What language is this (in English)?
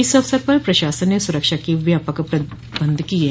Hindi